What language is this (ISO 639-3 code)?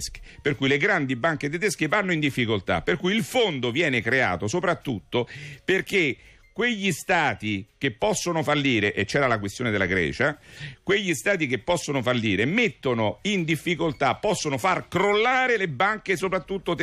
ita